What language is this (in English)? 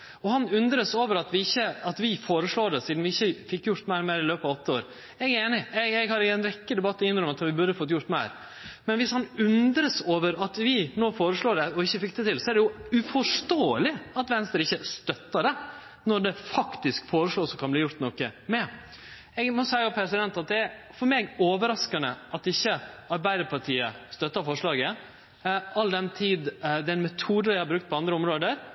Norwegian Nynorsk